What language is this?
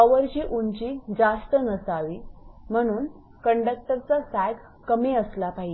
Marathi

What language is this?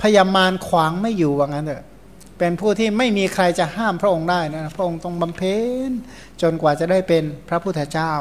Thai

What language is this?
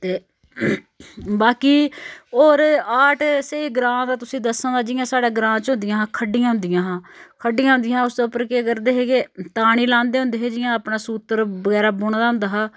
Dogri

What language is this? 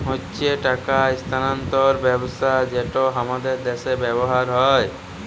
Bangla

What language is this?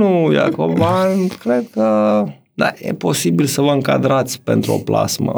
Romanian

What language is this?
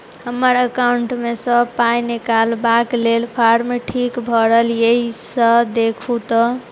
Maithili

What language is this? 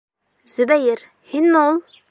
Bashkir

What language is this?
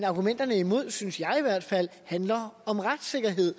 Danish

